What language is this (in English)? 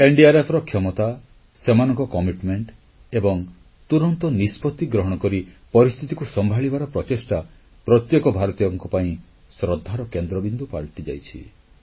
Odia